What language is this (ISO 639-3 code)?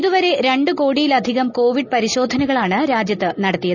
mal